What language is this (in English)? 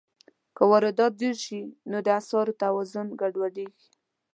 Pashto